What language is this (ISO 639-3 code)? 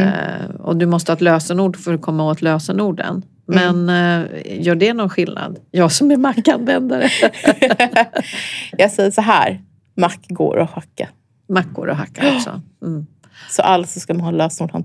swe